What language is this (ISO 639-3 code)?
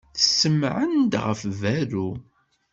kab